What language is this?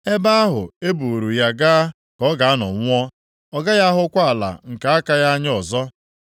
Igbo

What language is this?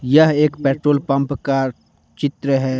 Hindi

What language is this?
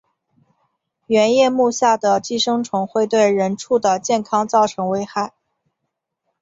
Chinese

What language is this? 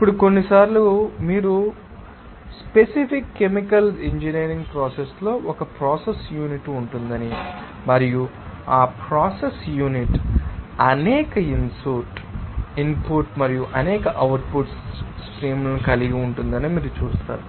Telugu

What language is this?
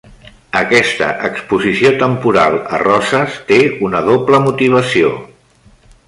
Catalan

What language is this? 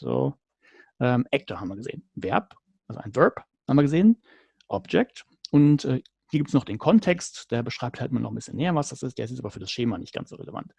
German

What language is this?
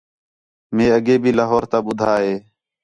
Khetrani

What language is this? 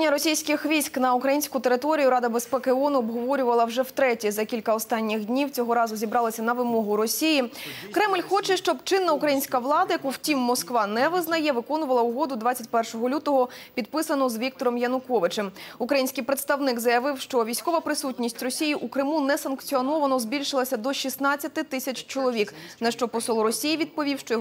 Russian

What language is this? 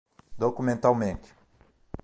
Portuguese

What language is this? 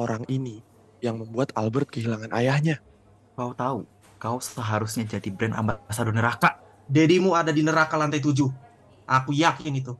Indonesian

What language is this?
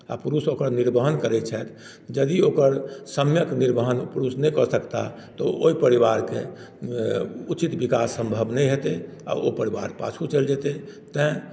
Maithili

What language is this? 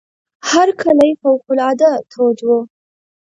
Pashto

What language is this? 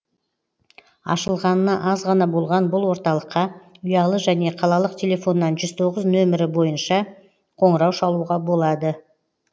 Kazakh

